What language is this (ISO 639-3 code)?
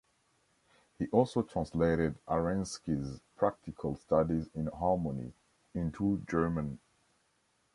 eng